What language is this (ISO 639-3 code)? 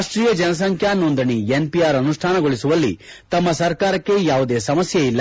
kan